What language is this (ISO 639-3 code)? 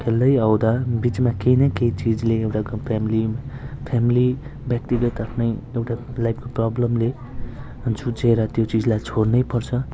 nep